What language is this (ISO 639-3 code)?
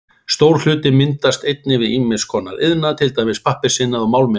isl